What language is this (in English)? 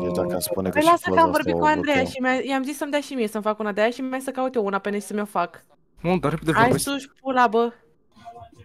Romanian